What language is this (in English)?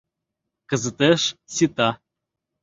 Mari